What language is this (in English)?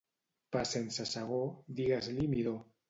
Catalan